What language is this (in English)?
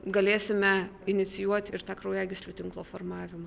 Lithuanian